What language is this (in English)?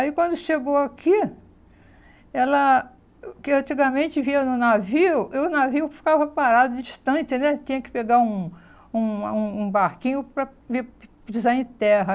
Portuguese